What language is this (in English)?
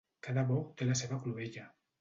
Catalan